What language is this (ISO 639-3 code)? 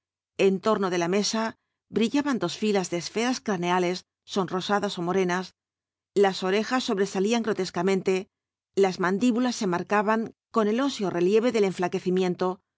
spa